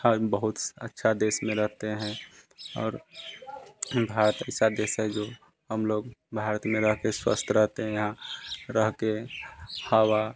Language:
Hindi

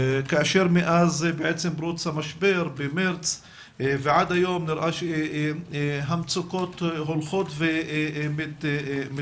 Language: Hebrew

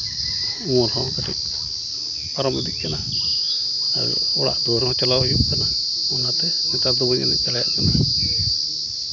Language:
Santali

